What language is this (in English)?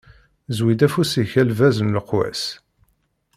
Kabyle